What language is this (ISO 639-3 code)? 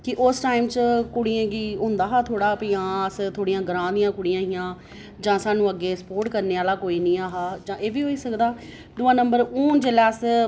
doi